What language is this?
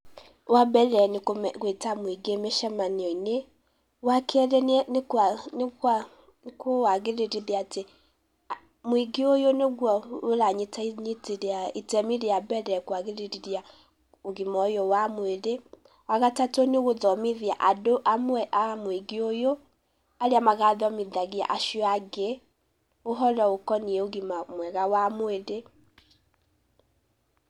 Kikuyu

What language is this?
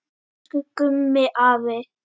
Icelandic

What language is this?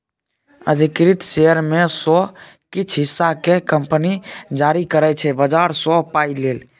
Maithili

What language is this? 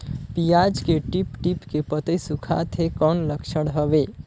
Chhattisgarhi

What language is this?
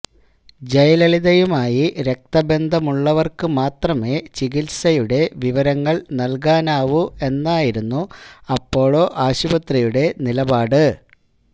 Malayalam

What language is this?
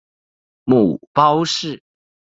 Chinese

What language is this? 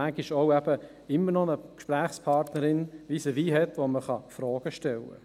Swiss German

